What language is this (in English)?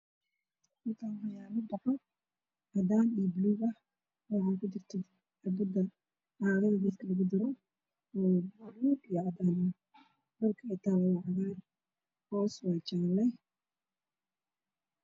Somali